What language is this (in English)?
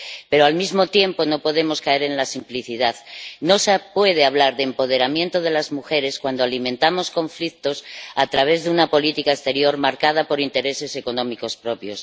Spanish